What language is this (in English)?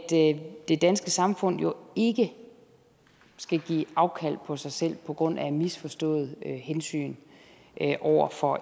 Danish